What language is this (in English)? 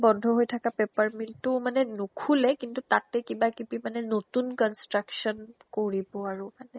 Assamese